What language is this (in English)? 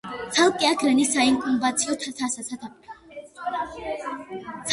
Georgian